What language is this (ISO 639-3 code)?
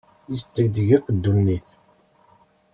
kab